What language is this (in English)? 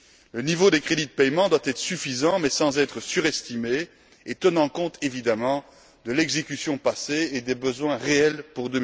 French